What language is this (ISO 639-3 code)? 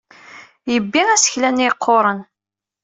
kab